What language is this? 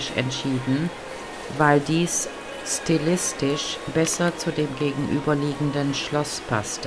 German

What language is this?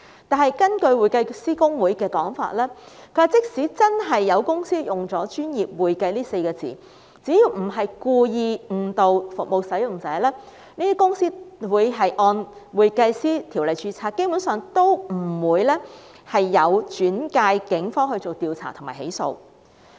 Cantonese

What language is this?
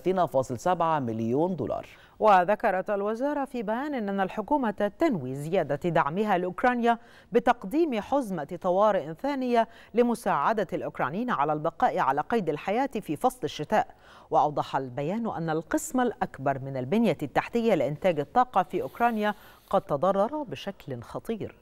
Arabic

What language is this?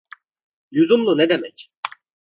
Turkish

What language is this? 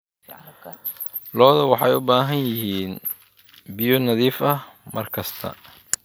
Somali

